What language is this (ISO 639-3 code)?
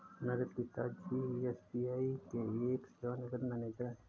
hin